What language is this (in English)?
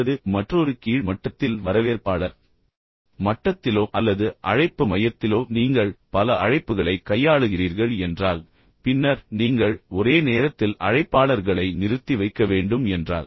Tamil